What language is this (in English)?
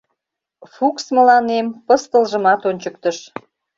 Mari